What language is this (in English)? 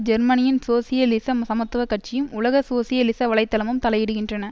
Tamil